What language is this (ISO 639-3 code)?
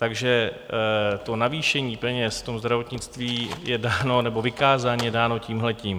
ces